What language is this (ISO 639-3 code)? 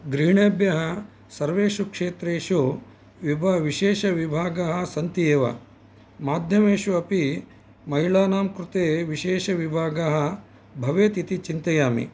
san